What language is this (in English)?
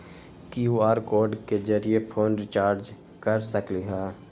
Magahi